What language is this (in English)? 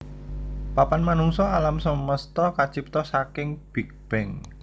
Javanese